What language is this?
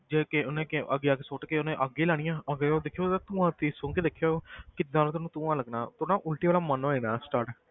Punjabi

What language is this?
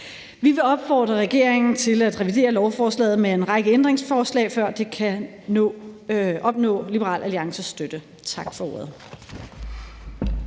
Danish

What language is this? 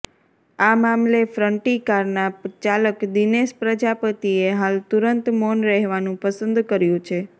Gujarati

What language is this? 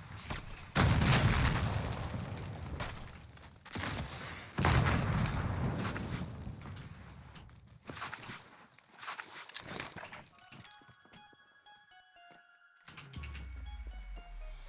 French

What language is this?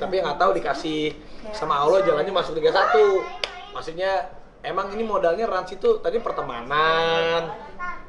Indonesian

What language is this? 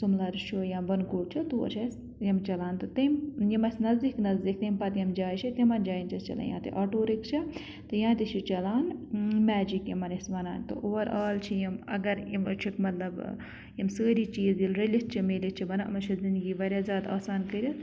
Kashmiri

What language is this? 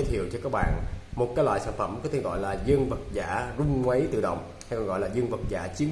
Vietnamese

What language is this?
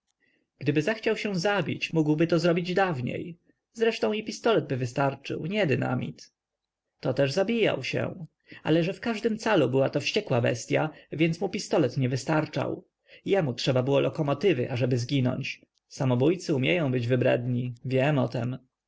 Polish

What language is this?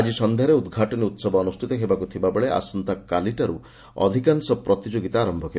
Odia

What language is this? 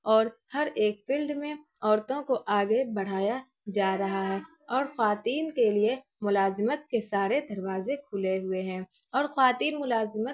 Urdu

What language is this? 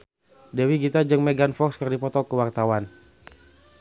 Sundanese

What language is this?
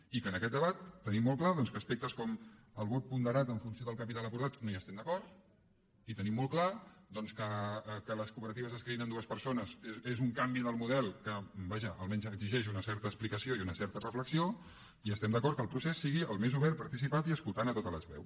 Catalan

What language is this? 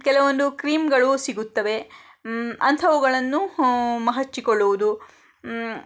Kannada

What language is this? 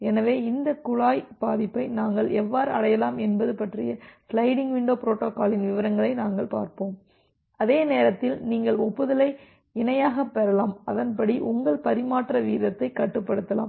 Tamil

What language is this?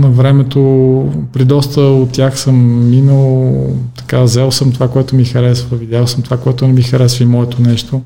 Bulgarian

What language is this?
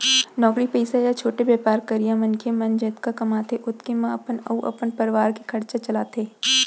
Chhattisgarhi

